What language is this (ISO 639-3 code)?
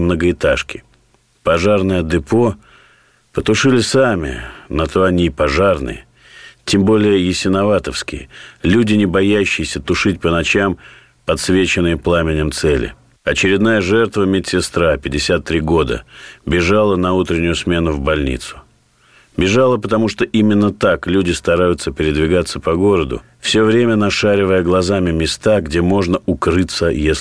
rus